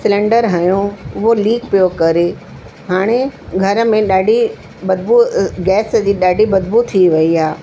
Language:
Sindhi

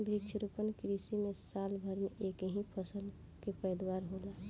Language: Bhojpuri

